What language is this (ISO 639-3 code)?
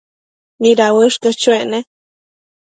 mcf